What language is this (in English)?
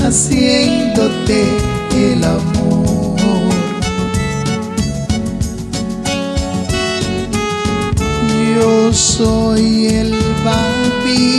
Spanish